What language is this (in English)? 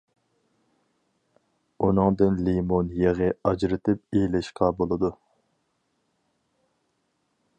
Uyghur